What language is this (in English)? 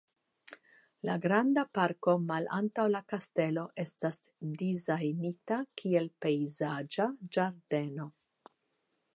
Esperanto